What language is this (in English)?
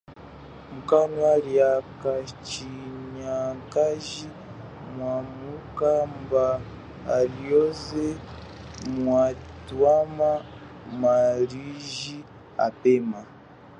Chokwe